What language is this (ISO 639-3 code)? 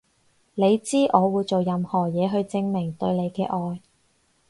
yue